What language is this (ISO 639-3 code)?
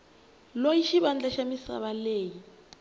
tso